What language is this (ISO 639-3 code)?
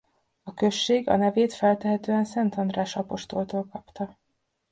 hun